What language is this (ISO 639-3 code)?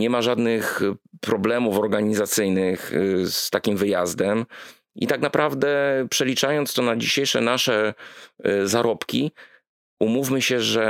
pol